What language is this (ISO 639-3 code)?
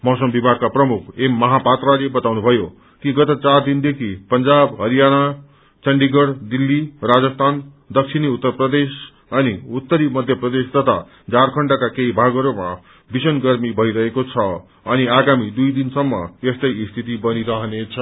nep